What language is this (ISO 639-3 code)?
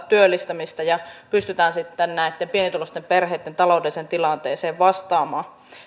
fin